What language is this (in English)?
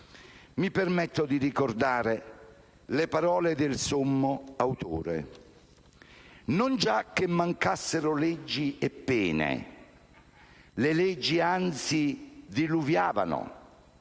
Italian